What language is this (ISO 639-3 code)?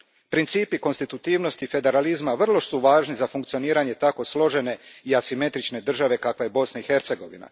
hrv